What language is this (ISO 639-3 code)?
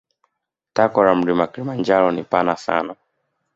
swa